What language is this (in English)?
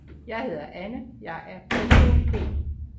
Danish